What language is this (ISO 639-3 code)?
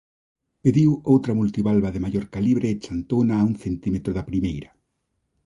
glg